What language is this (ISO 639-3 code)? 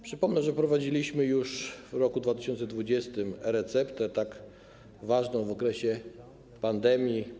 pol